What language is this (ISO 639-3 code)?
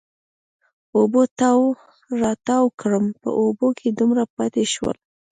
pus